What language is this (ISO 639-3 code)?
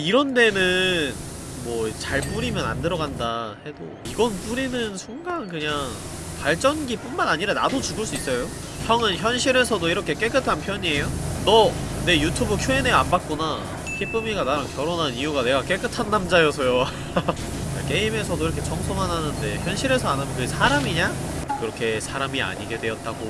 kor